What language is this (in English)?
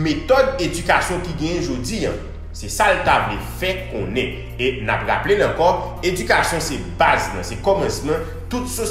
French